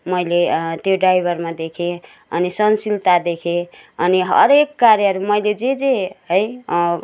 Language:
Nepali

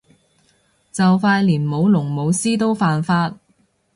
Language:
Cantonese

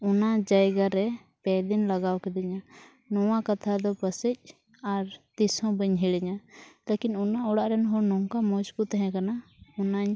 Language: Santali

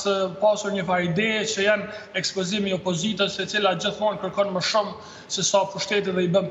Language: Romanian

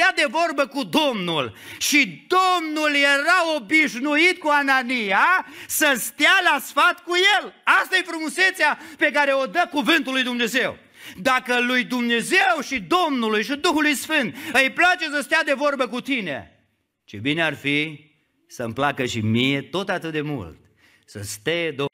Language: Romanian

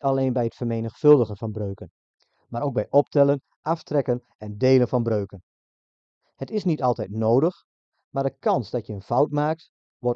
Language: Dutch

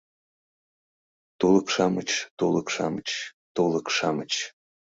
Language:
Mari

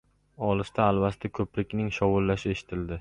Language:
Uzbek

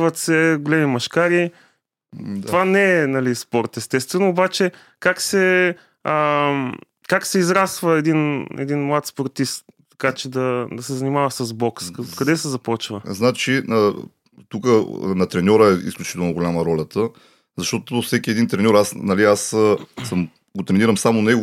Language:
Bulgarian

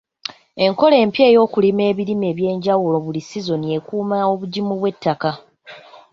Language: Ganda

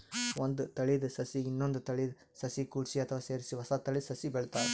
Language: Kannada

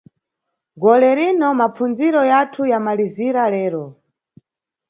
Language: Nyungwe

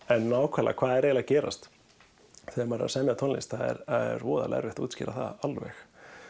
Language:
Icelandic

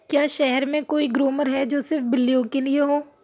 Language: Urdu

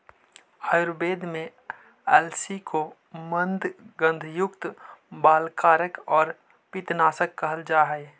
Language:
Magahi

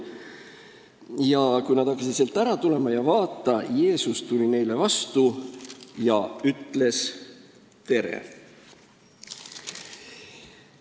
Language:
Estonian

